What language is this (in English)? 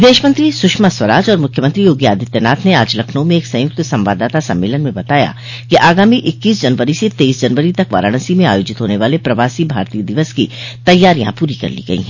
Hindi